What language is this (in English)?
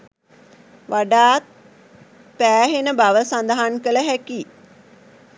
Sinhala